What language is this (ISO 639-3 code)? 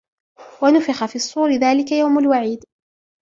ara